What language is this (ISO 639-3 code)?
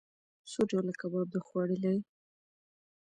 pus